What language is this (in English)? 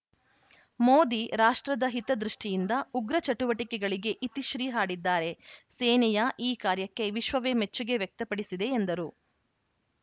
Kannada